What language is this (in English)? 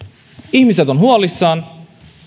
Finnish